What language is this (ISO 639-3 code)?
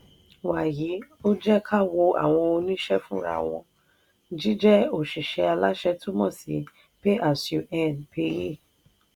yor